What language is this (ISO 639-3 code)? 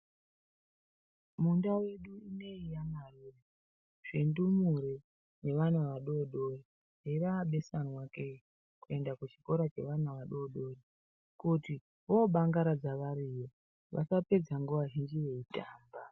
ndc